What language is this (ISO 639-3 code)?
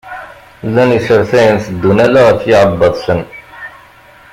kab